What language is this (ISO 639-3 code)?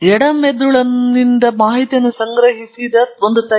kan